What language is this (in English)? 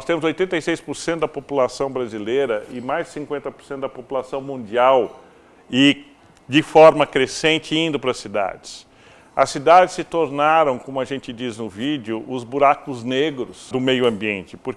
Portuguese